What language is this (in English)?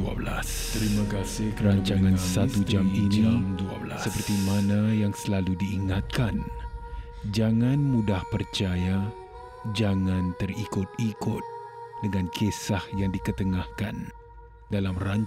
Malay